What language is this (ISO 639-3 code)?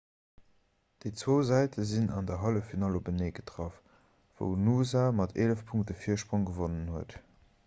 ltz